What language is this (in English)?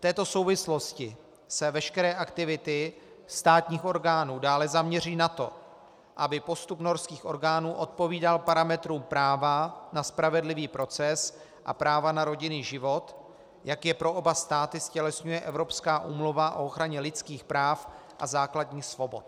Czech